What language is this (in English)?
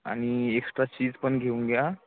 Marathi